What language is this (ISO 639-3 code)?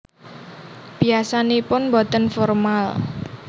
jav